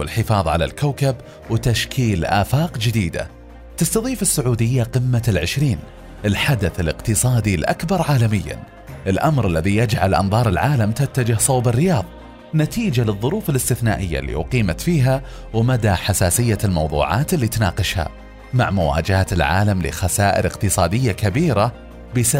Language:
Arabic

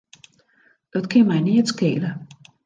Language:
Western Frisian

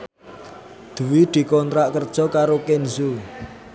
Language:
Javanese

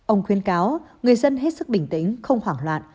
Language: Vietnamese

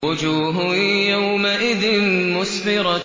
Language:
Arabic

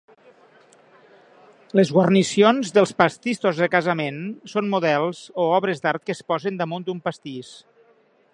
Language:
Catalan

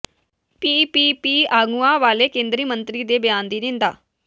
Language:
Punjabi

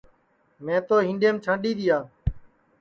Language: Sansi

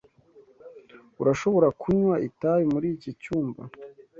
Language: Kinyarwanda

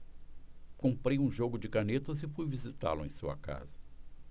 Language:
Portuguese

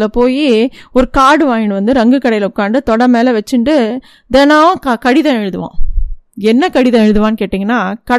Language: Tamil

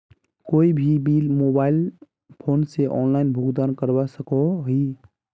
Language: Magahi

